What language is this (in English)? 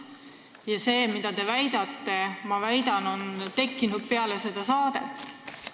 Estonian